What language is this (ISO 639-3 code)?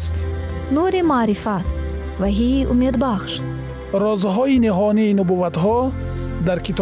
fas